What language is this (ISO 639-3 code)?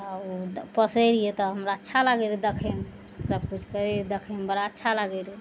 mai